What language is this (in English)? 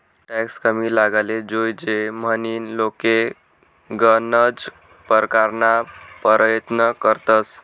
Marathi